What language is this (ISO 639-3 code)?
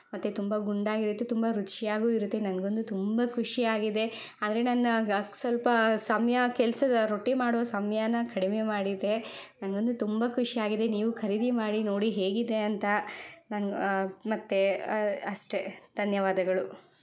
kan